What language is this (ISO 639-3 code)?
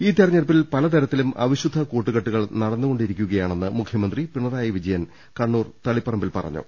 mal